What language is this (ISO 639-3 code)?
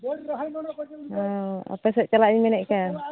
sat